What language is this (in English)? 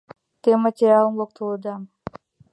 Mari